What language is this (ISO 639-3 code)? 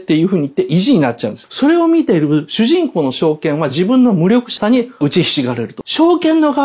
jpn